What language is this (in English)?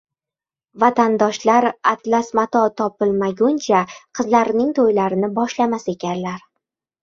Uzbek